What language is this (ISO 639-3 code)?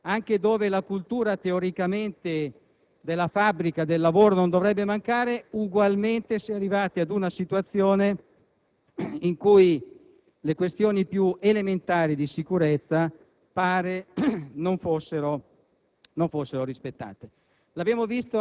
ita